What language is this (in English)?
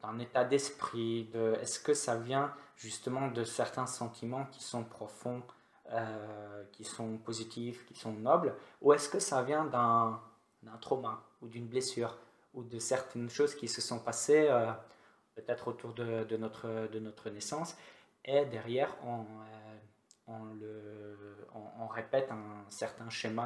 French